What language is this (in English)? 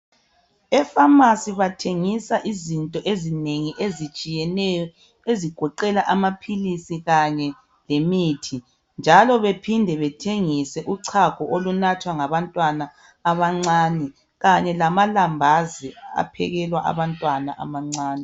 North Ndebele